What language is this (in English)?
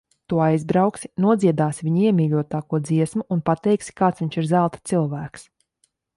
Latvian